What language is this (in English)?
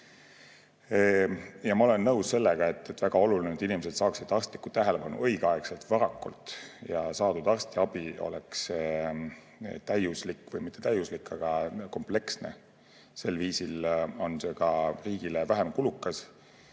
Estonian